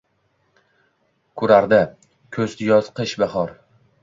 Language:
Uzbek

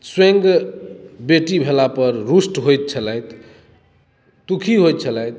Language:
Maithili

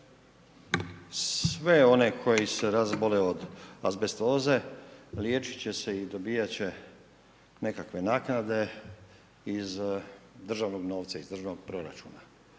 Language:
Croatian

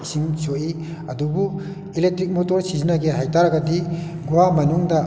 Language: Manipuri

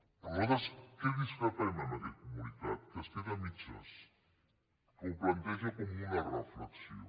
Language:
Catalan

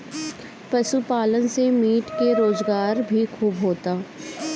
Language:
Bhojpuri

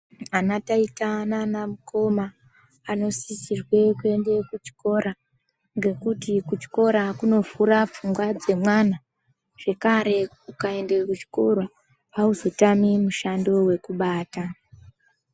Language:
Ndau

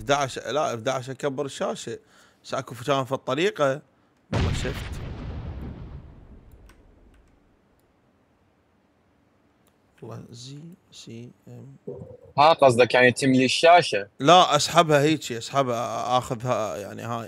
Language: Arabic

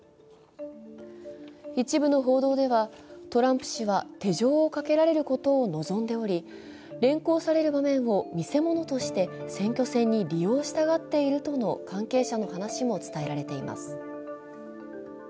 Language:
Japanese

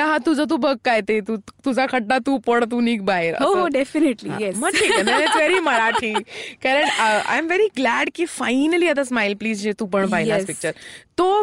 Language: Marathi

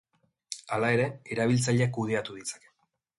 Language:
Basque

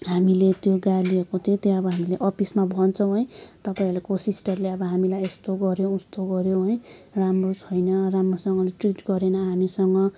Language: Nepali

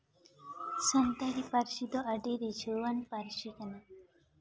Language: Santali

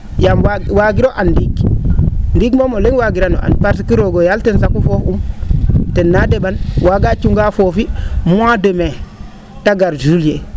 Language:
Serer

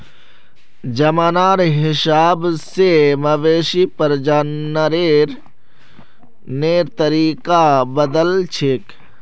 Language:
Magahi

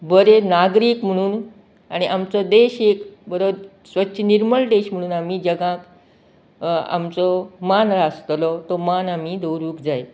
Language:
Konkani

